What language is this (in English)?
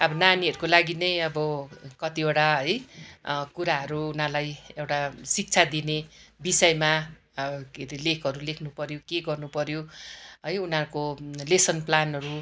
Nepali